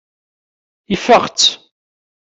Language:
Kabyle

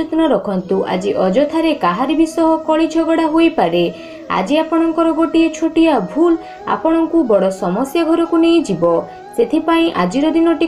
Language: Romanian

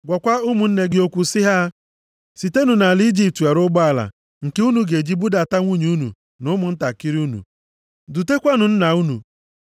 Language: Igbo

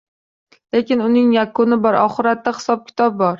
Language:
Uzbek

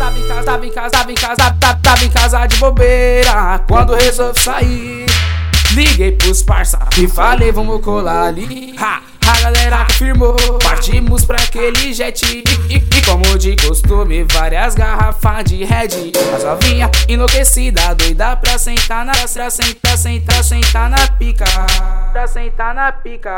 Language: Portuguese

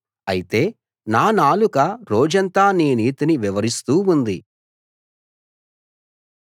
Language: Telugu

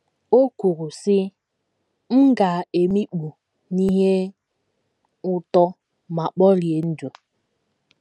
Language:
Igbo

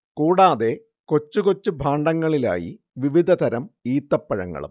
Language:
Malayalam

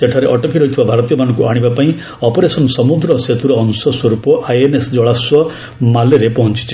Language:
Odia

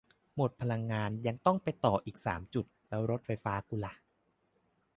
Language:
Thai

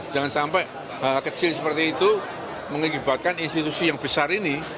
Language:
Indonesian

